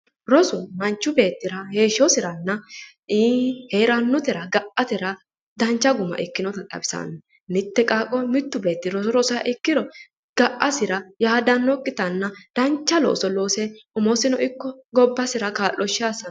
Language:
Sidamo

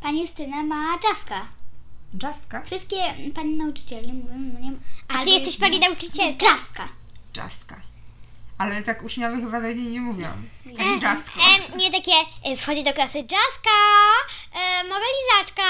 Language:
Polish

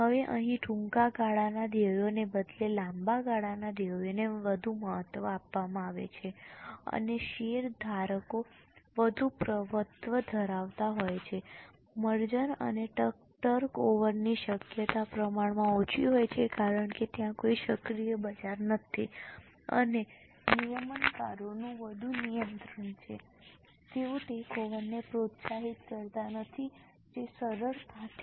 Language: Gujarati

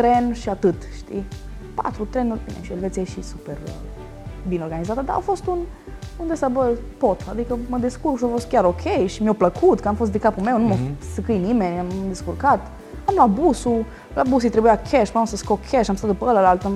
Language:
Romanian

